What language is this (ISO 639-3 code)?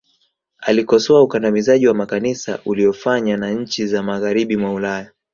swa